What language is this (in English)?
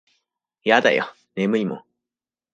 Japanese